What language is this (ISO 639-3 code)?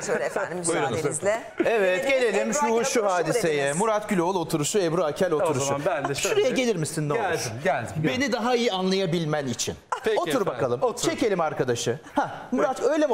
tur